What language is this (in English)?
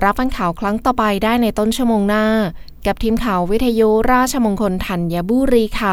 Thai